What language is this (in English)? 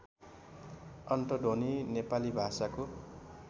Nepali